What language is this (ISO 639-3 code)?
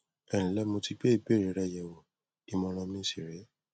yor